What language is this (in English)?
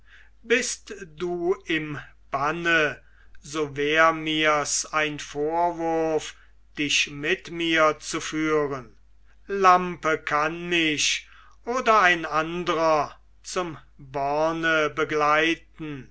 German